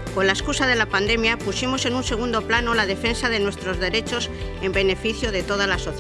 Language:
Spanish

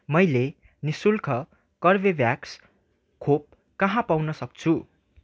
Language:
Nepali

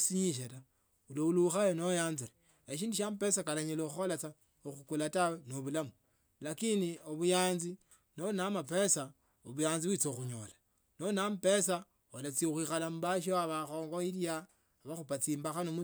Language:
Tsotso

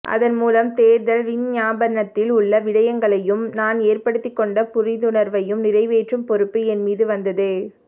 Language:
Tamil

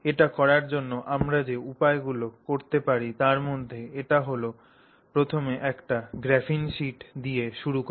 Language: Bangla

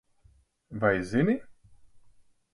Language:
Latvian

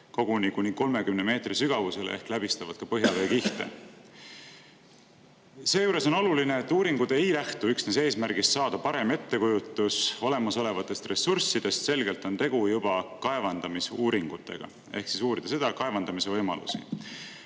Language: Estonian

